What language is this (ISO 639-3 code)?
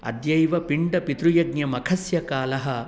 san